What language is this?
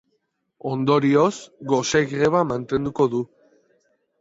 Basque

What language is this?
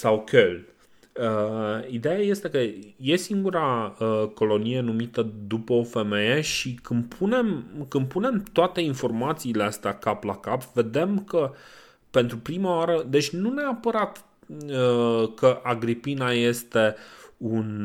Romanian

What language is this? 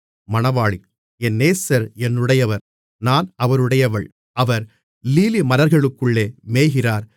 Tamil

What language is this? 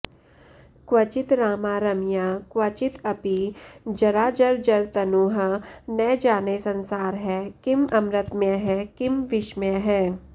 Sanskrit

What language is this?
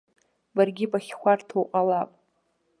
Abkhazian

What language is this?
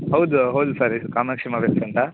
Kannada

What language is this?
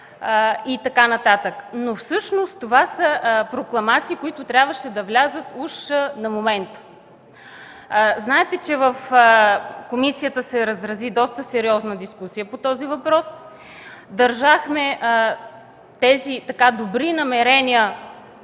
Bulgarian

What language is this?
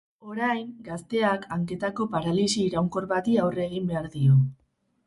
Basque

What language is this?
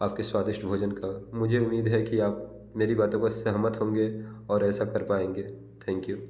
Hindi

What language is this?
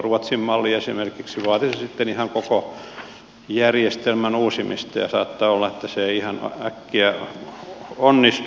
Finnish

